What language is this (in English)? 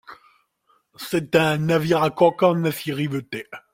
French